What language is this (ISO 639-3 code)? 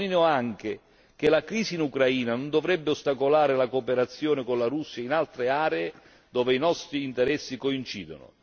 ita